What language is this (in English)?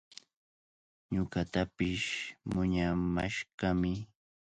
Cajatambo North Lima Quechua